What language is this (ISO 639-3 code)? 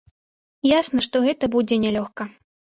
bel